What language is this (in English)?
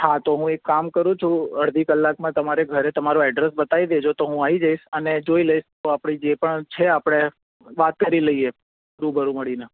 Gujarati